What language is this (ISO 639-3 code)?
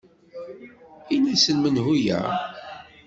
kab